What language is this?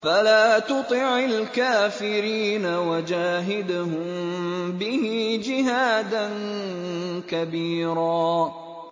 Arabic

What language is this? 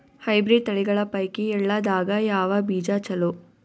Kannada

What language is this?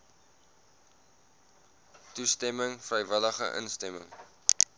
Afrikaans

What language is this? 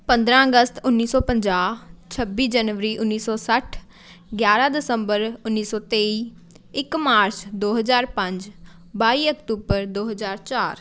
Punjabi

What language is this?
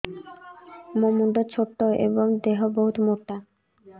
Odia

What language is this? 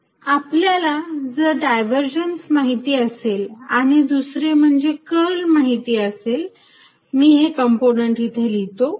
Marathi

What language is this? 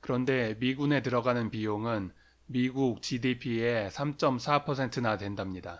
Korean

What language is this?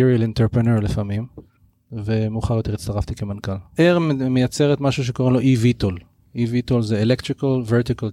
Hebrew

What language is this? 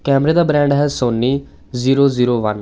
Punjabi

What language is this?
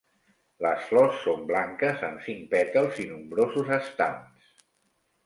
Catalan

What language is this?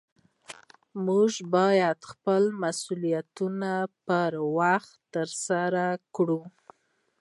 Pashto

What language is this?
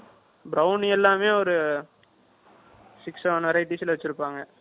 Tamil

